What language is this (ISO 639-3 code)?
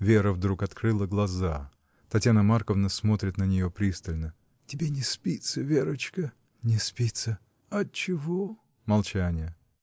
rus